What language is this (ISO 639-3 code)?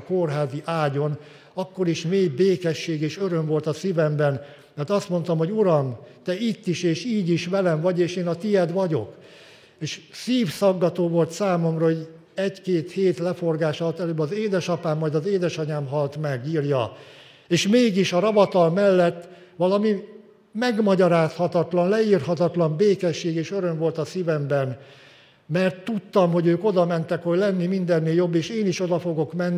hun